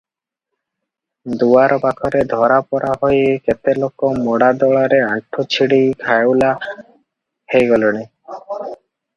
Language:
Odia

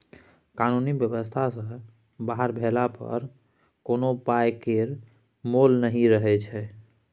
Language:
Maithili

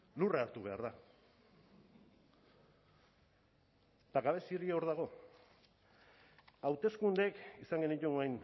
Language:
Basque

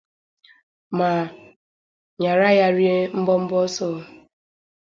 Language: Igbo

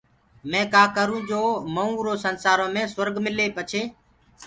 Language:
Gurgula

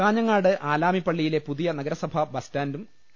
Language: Malayalam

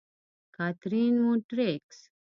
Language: Pashto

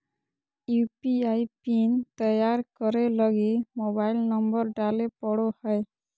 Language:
Magahi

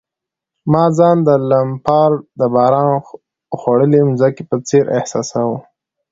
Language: Pashto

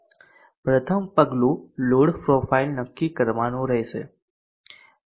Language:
Gujarati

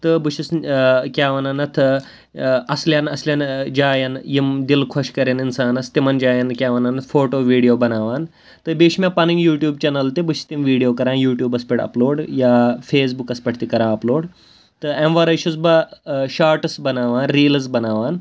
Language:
Kashmiri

